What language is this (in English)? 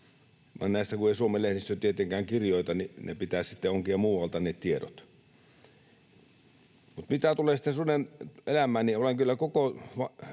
Finnish